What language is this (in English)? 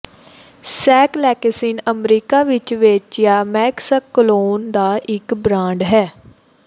Punjabi